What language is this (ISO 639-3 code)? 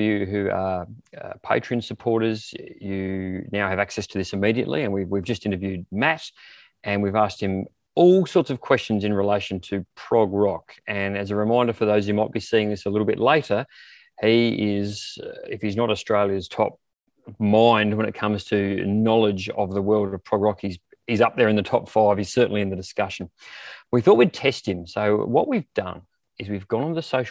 eng